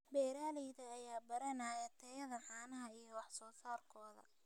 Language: Somali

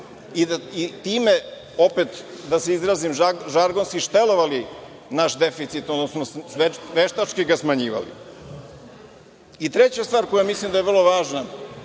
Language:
Serbian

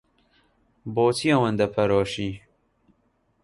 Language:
Central Kurdish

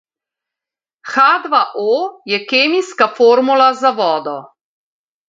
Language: Slovenian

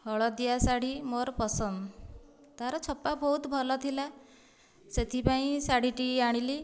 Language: Odia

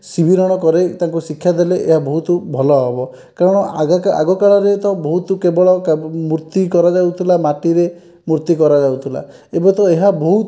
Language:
Odia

